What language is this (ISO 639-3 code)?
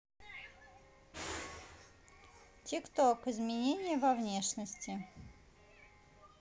rus